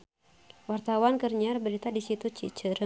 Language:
Sundanese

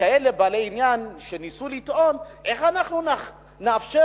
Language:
Hebrew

